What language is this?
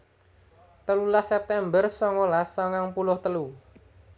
Javanese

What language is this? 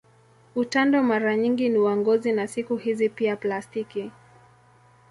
Swahili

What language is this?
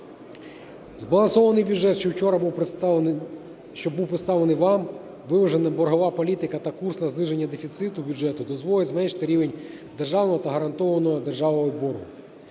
Ukrainian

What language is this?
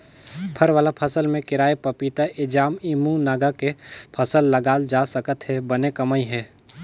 Chhattisgarhi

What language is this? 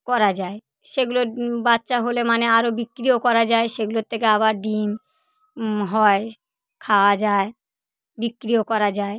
Bangla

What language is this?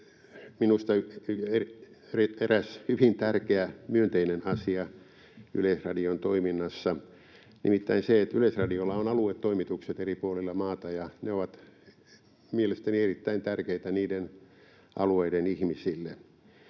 Finnish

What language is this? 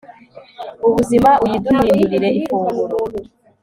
Kinyarwanda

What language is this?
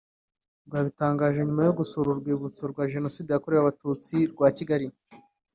Kinyarwanda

